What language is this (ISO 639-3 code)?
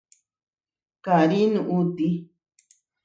var